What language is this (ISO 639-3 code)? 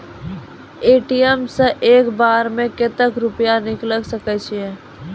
mai